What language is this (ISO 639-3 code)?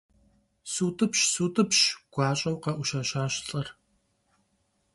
kbd